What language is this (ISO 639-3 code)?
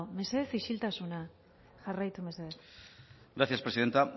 eus